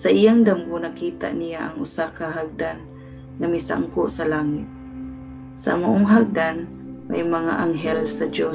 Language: Filipino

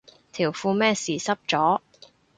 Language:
Cantonese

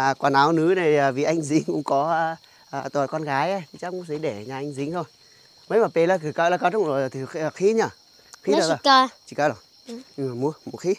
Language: Vietnamese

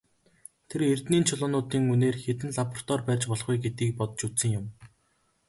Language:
Mongolian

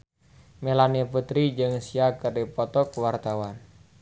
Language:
Sundanese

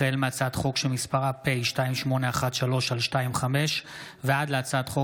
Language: Hebrew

